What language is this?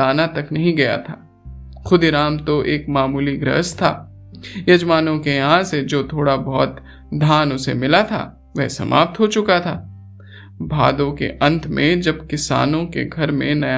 Hindi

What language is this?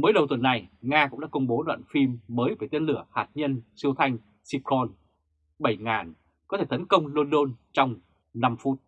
Vietnamese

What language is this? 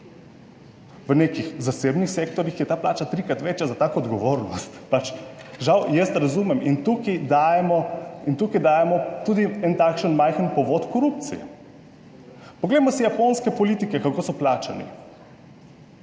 Slovenian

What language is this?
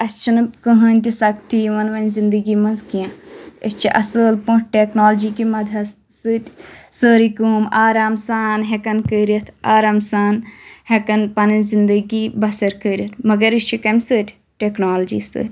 Kashmiri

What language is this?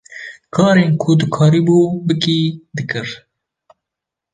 Kurdish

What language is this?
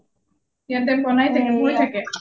Assamese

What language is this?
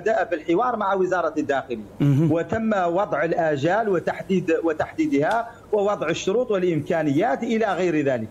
Arabic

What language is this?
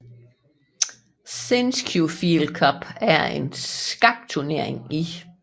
Danish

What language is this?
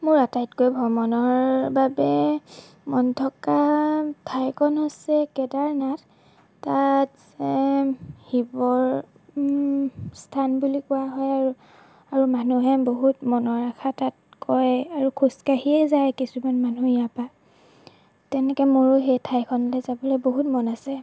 Assamese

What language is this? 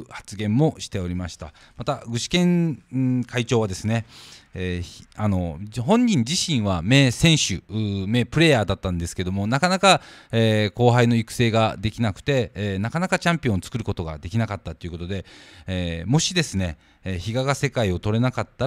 Japanese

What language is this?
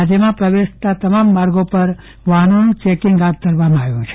Gujarati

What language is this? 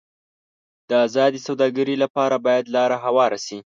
Pashto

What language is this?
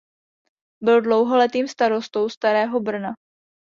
Czech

